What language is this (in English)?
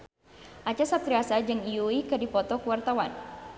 Sundanese